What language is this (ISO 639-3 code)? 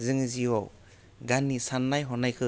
brx